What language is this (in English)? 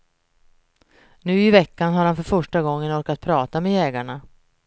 Swedish